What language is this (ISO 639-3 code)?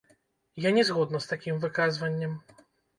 bel